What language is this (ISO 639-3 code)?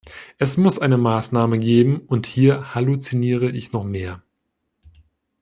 deu